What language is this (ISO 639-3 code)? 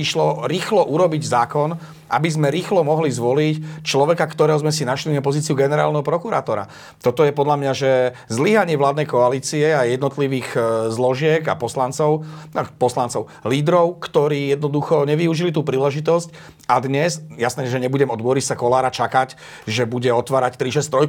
slk